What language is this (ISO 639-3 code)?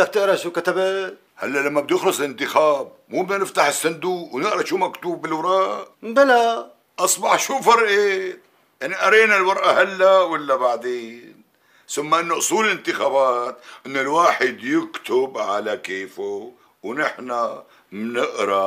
ara